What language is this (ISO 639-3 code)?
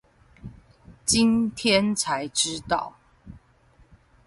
zho